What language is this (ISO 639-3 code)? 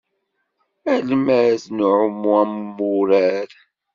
kab